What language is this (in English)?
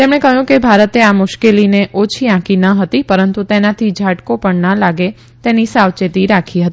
Gujarati